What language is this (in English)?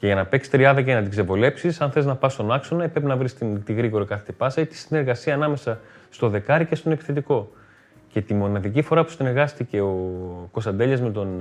Greek